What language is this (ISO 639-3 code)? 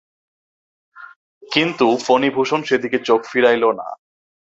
ben